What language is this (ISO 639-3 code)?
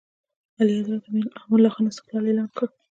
pus